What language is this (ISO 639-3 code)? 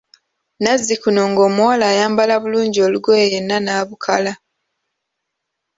lug